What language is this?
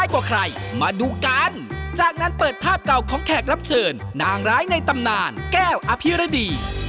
Thai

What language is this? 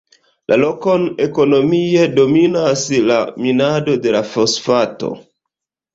Esperanto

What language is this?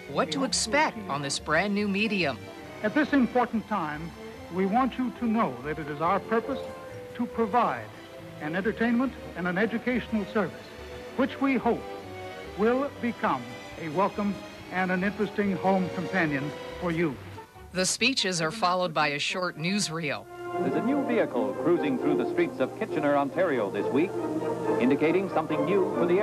English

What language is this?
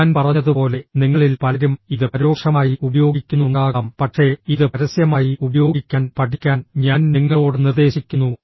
Malayalam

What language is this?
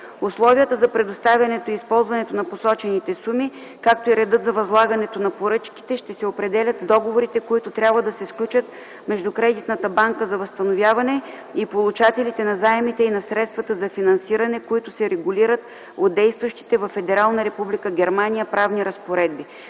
Bulgarian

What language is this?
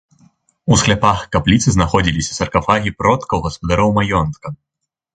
Belarusian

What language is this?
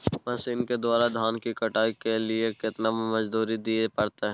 Maithili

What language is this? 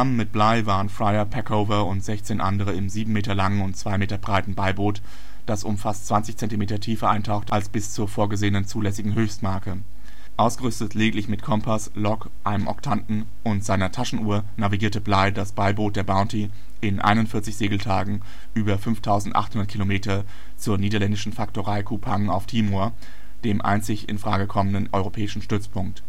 German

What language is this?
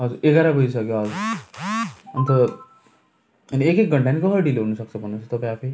Nepali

